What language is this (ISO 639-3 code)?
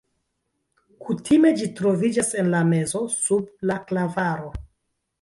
epo